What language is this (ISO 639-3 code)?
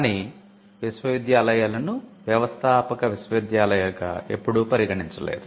tel